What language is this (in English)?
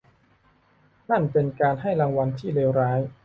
Thai